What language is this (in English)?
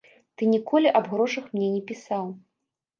Belarusian